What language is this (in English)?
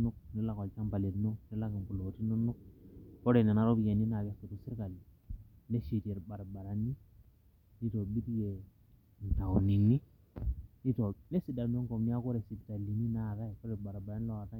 Masai